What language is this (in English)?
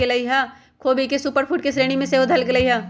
Magahi